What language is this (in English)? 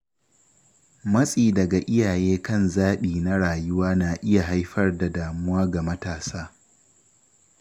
Hausa